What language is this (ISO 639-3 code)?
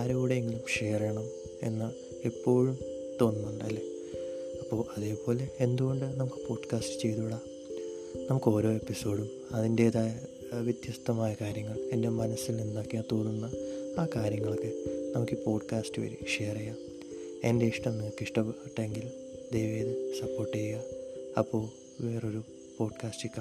mal